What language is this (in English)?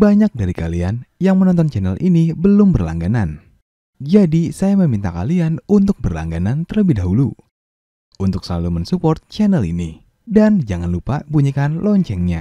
Indonesian